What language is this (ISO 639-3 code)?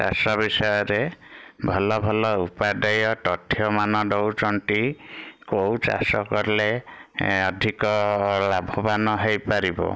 ori